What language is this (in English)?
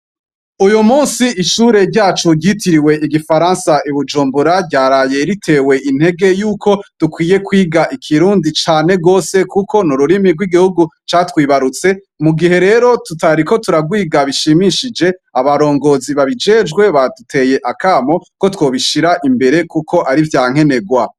Rundi